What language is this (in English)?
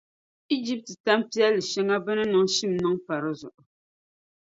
Dagbani